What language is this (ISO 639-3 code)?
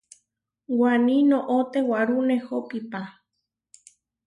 var